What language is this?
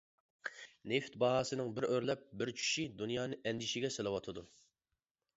Uyghur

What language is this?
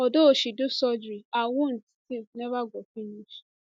Nigerian Pidgin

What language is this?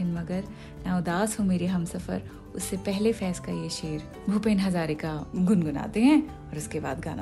Hindi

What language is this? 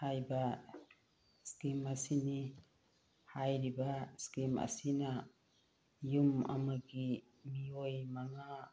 Manipuri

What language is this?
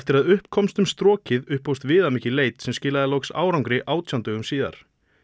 Icelandic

